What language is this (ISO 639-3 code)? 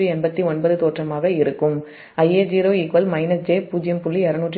tam